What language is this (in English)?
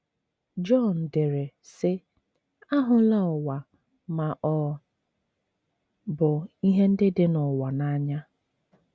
Igbo